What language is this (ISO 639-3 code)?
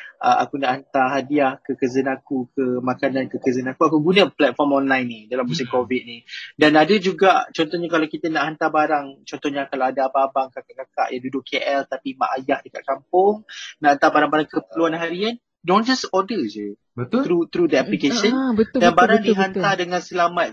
msa